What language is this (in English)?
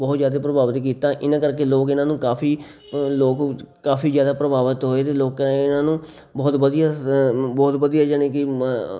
Punjabi